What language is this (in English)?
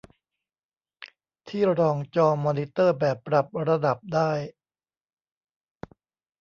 Thai